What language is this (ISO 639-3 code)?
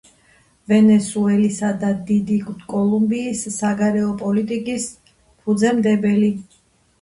kat